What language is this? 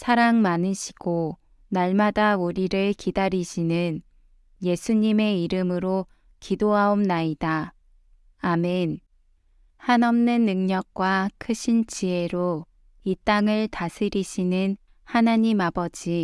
Korean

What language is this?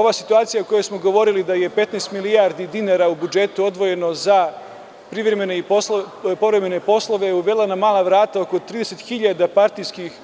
Serbian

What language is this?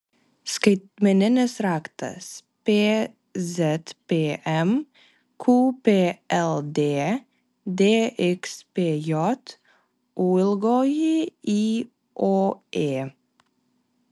Lithuanian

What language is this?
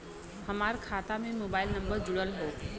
Bhojpuri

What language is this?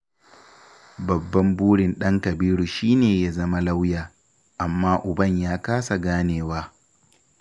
Hausa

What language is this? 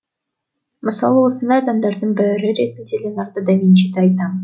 Kazakh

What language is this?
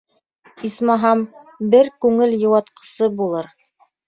Bashkir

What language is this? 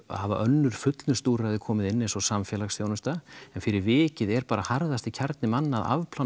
Icelandic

